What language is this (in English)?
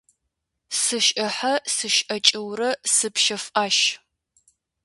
Kabardian